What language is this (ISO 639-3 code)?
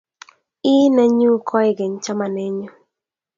kln